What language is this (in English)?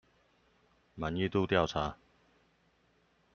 Chinese